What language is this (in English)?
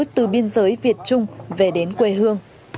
Vietnamese